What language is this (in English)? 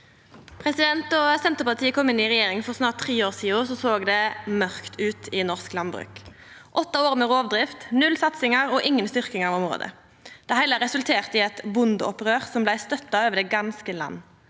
Norwegian